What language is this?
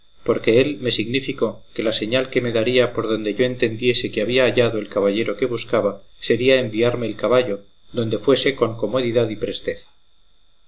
Spanish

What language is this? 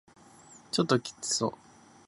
Japanese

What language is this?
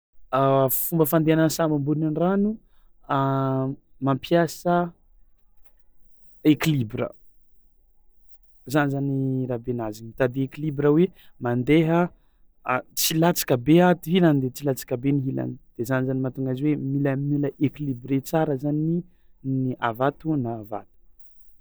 Tsimihety Malagasy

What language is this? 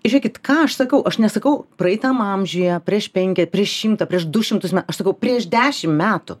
Lithuanian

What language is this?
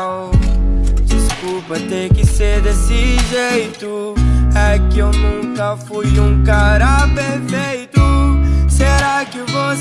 Portuguese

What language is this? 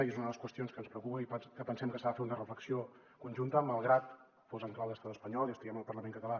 Catalan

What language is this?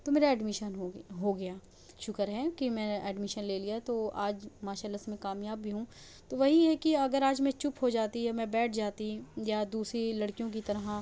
Urdu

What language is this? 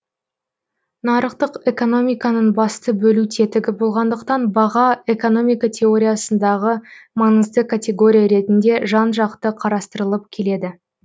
Kazakh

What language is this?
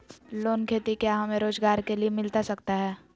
Magahi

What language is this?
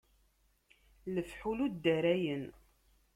Kabyle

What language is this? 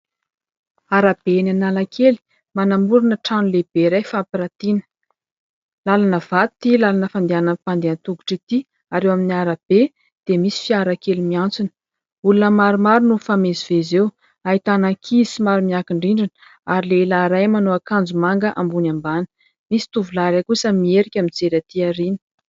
Malagasy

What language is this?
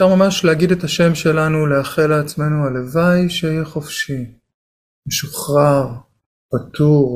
Hebrew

